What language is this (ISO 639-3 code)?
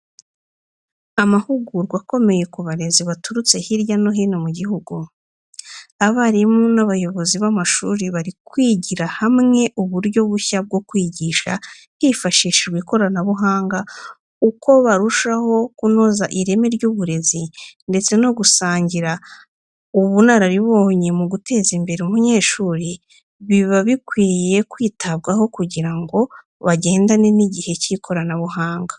kin